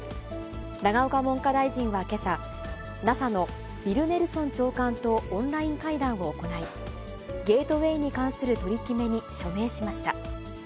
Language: Japanese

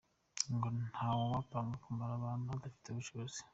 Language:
Kinyarwanda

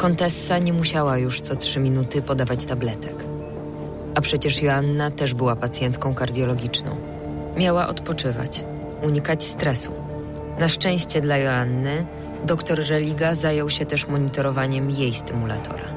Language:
Polish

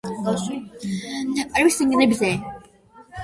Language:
Georgian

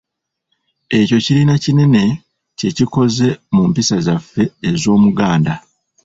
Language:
Ganda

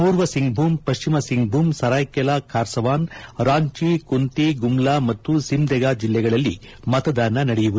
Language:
Kannada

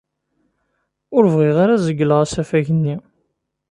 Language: Kabyle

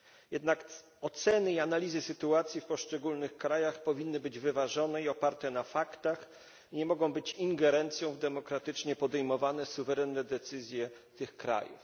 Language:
Polish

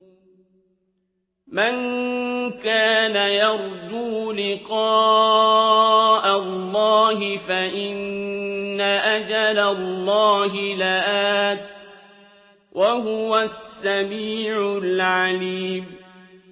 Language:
Arabic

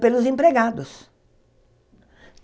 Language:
Portuguese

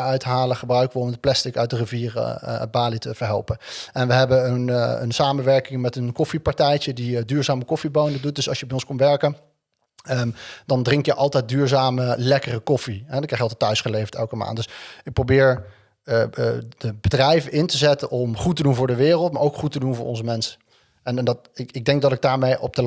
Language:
Dutch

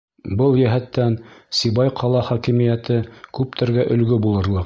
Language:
Bashkir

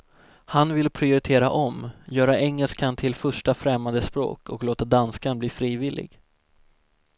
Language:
Swedish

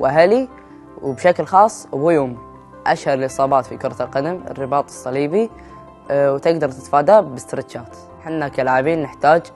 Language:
Arabic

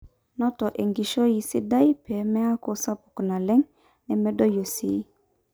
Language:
Masai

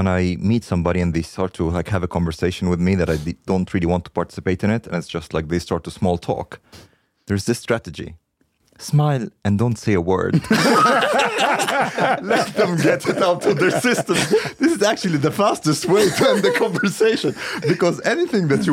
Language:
Swedish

